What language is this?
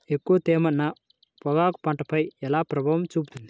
Telugu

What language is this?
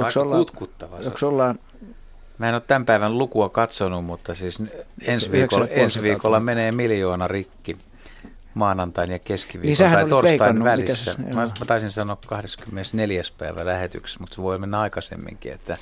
Finnish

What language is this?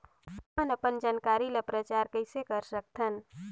Chhattisgarhi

